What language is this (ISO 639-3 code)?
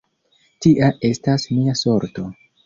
epo